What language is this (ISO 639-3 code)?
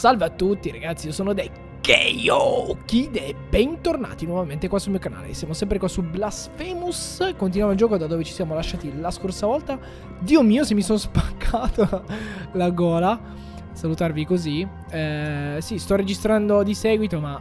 ita